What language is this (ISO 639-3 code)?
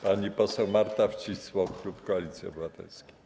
pol